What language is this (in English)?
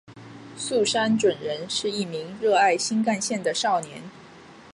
Chinese